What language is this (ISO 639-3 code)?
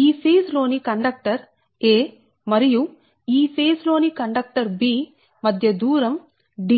tel